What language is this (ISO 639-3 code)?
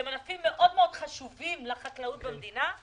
heb